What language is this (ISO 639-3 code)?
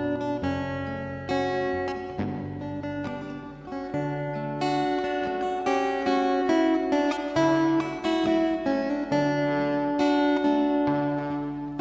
tha